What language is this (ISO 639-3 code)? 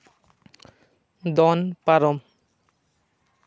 sat